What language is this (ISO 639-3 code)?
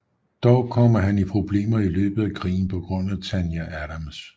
dan